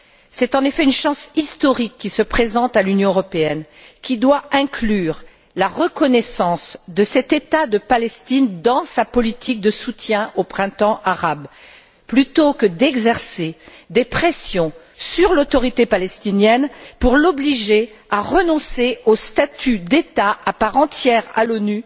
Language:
French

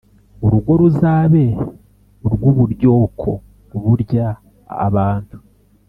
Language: Kinyarwanda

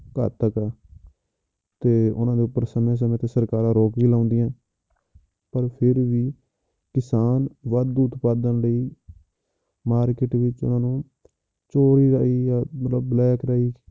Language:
Punjabi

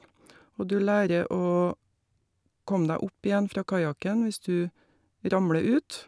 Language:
Norwegian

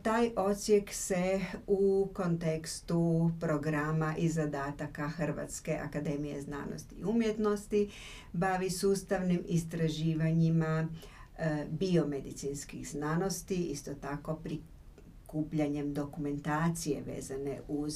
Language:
Croatian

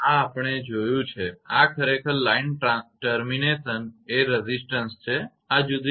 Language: Gujarati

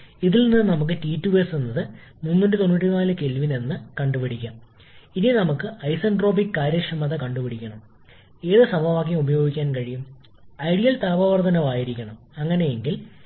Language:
Malayalam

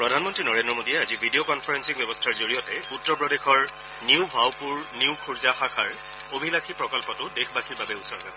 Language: Assamese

